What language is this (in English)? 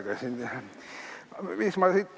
Estonian